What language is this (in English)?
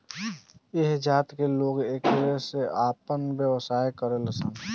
Bhojpuri